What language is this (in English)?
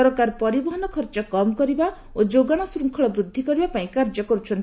Odia